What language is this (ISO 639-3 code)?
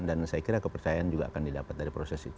ind